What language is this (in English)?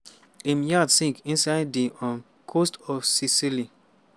Nigerian Pidgin